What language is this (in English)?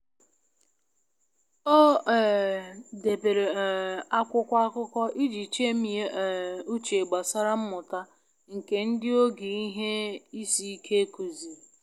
Igbo